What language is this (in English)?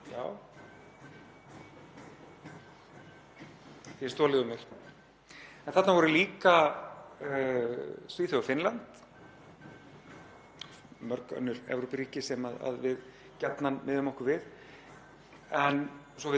Icelandic